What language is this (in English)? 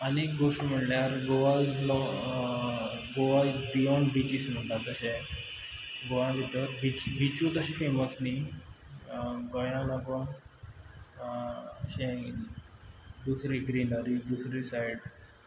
Konkani